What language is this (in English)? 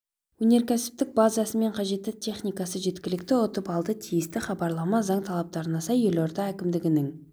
Kazakh